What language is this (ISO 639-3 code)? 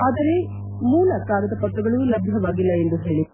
kan